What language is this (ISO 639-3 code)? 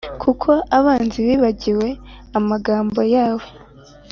kin